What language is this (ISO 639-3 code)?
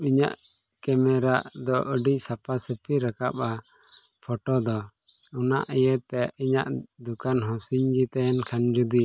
sat